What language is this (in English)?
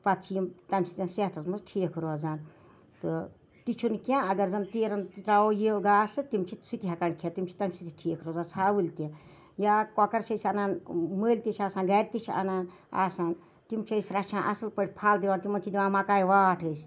Kashmiri